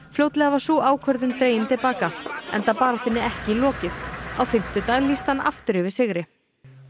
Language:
Icelandic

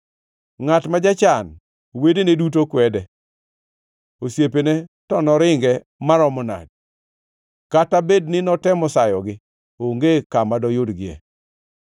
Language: Luo (Kenya and Tanzania)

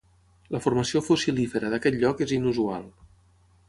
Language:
Catalan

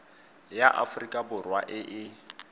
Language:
Tswana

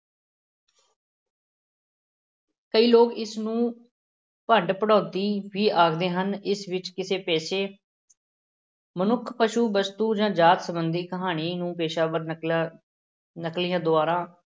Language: Punjabi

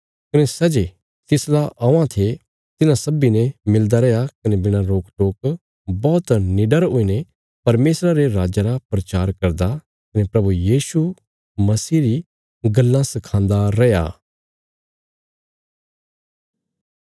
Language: Bilaspuri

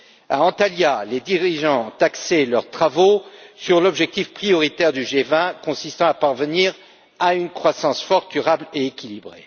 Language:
French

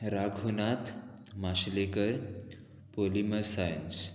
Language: Konkani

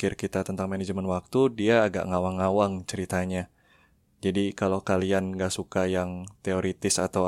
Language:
Indonesian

